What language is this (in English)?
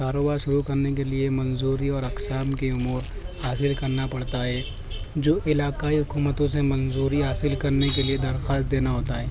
Urdu